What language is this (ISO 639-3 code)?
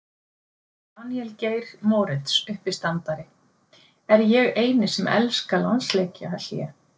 isl